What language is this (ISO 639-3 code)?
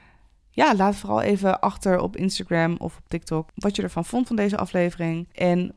nld